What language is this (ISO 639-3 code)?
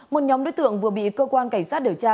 vie